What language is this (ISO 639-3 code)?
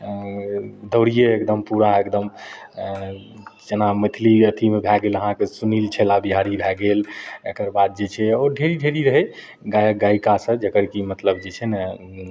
mai